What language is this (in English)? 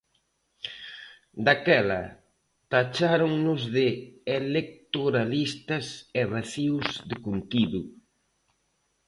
Galician